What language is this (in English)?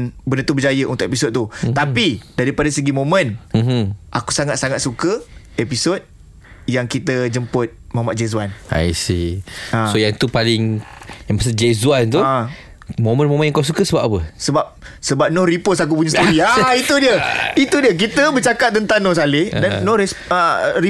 Malay